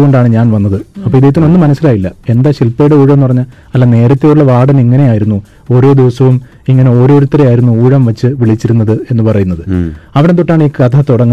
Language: Malayalam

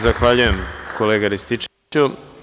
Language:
Serbian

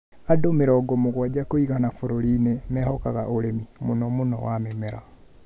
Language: Kikuyu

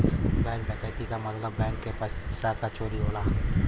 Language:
Bhojpuri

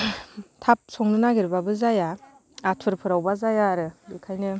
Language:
Bodo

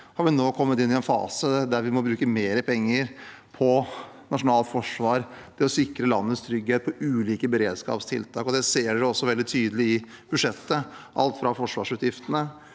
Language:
Norwegian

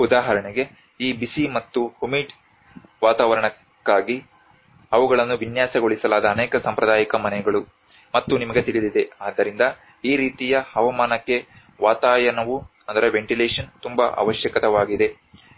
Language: Kannada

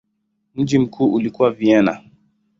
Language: Swahili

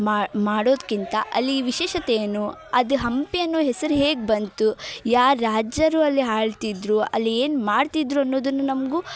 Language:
Kannada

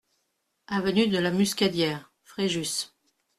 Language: French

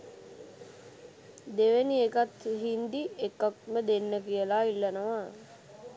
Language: Sinhala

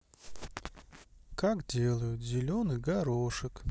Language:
Russian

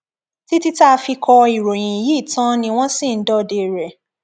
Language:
Yoruba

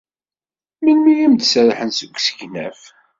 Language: Kabyle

